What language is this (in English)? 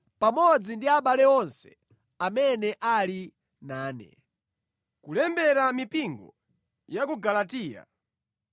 Nyanja